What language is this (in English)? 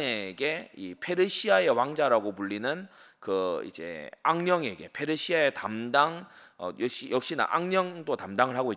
Korean